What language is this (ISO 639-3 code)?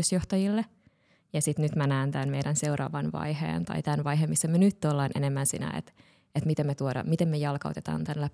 fin